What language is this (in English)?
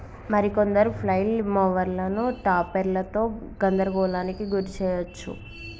Telugu